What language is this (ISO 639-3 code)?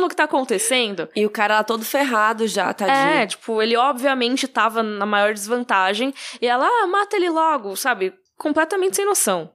por